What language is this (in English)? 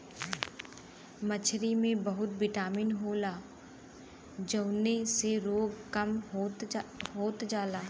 Bhojpuri